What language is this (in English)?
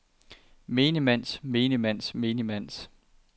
Danish